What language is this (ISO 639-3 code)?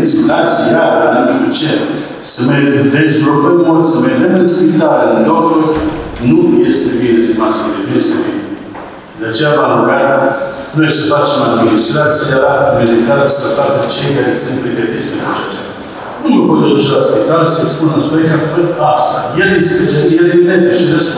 ron